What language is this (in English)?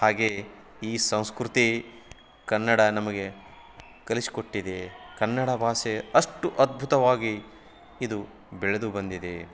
Kannada